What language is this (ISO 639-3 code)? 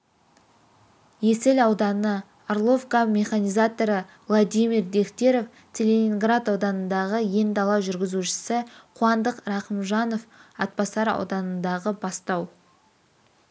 kaz